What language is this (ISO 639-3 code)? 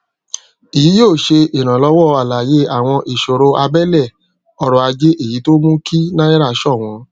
yor